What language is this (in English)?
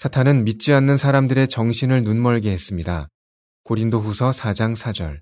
Korean